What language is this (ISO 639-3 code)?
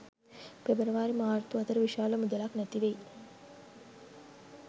sin